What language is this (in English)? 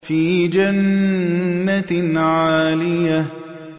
Arabic